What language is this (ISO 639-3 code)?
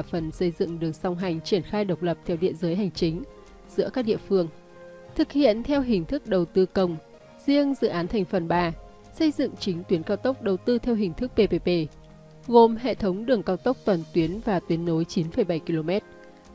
vie